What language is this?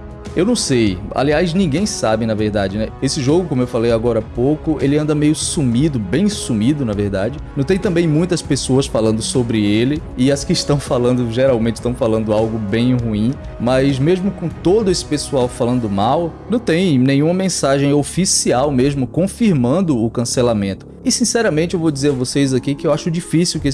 Portuguese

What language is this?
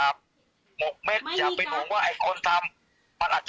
Thai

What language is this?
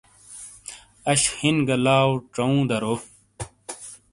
Shina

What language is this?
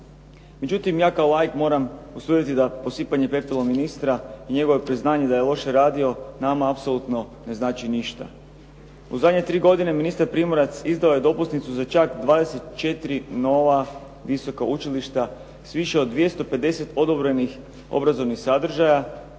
Croatian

